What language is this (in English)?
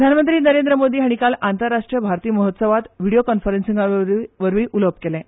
Konkani